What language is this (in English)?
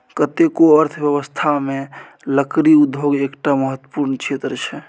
Maithili